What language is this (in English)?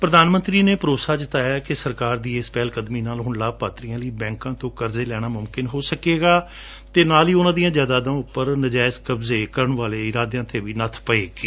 Punjabi